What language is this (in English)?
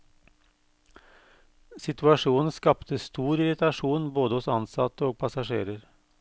Norwegian